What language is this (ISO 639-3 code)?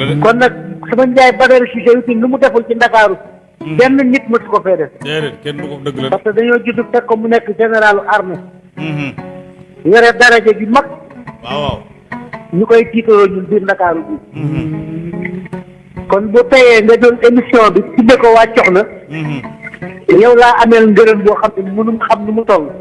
ind